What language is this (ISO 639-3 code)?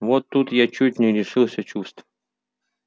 rus